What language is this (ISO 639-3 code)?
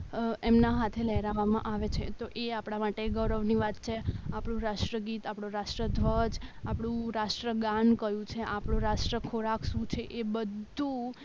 guj